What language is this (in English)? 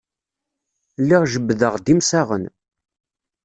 Kabyle